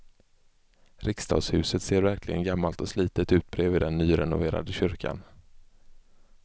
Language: Swedish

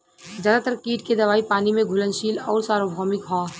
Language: Bhojpuri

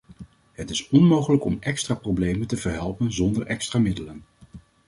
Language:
Dutch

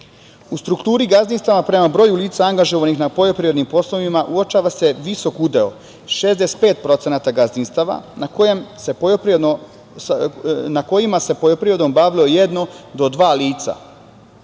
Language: Serbian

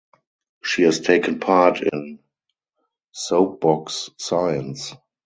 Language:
English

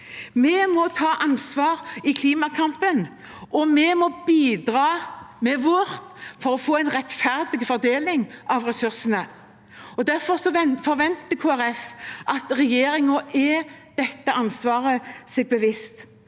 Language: Norwegian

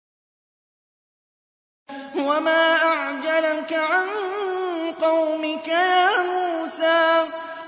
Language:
Arabic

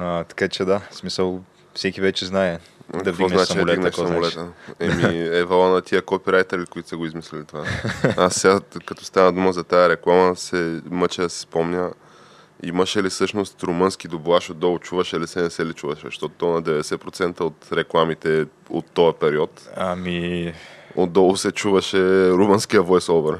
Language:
Bulgarian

